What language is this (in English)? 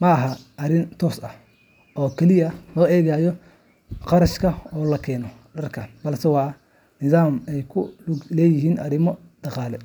Somali